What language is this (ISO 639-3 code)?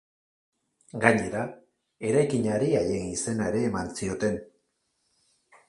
eus